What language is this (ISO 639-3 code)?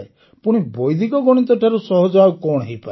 ori